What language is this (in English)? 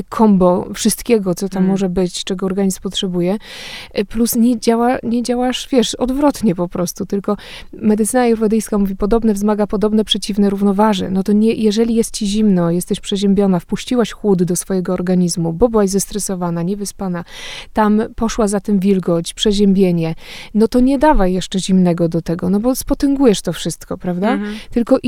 Polish